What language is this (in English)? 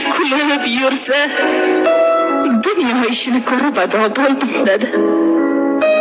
Arabic